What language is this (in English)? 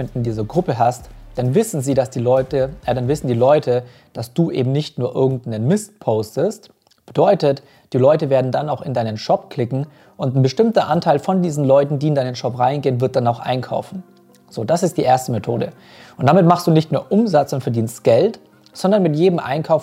German